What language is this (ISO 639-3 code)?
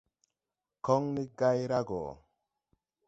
tui